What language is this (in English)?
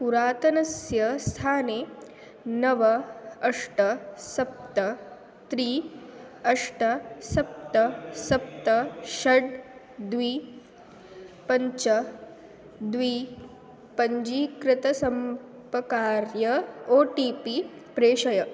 Sanskrit